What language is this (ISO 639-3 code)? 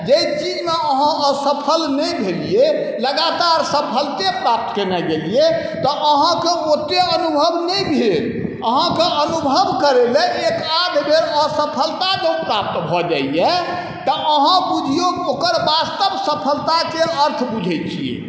mai